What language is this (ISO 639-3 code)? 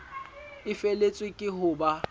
sot